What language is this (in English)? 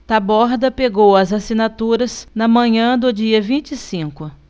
Portuguese